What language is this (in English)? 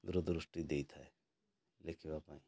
Odia